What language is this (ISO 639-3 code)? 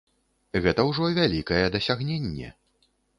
bel